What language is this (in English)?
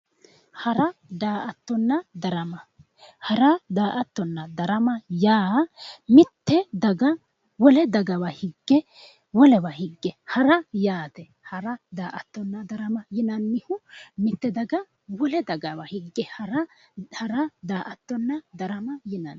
Sidamo